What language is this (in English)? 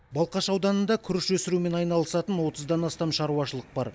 Kazakh